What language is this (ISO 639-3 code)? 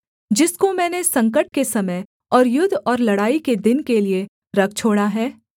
hin